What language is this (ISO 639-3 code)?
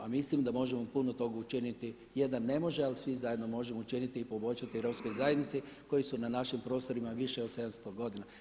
hrv